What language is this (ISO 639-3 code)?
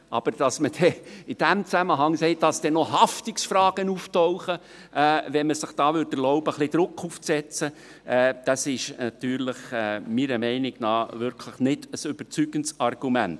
gsw